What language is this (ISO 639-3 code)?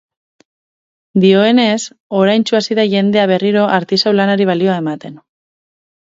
eus